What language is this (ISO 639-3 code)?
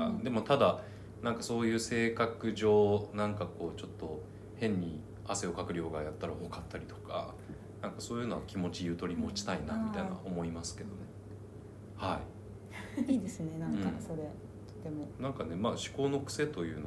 jpn